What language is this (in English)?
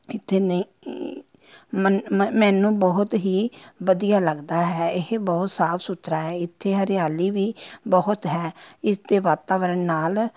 Punjabi